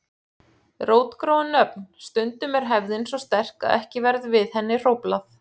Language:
Icelandic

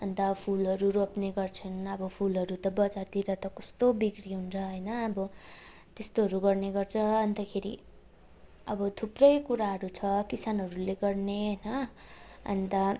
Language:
Nepali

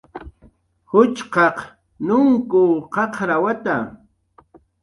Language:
Jaqaru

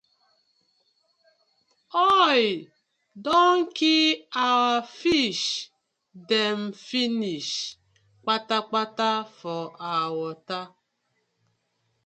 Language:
Nigerian Pidgin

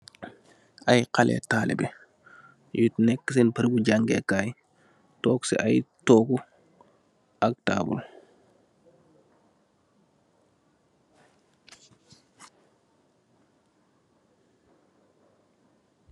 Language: Wolof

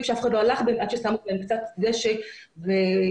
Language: Hebrew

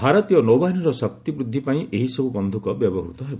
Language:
Odia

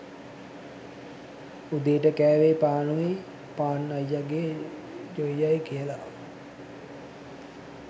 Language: Sinhala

